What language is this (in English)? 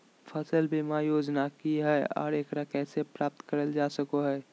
Magahi